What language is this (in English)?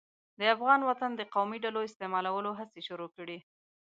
Pashto